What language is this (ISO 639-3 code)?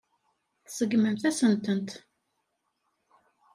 kab